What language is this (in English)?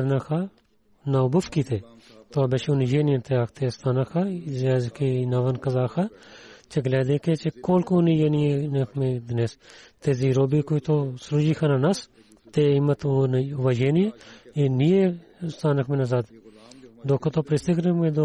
Bulgarian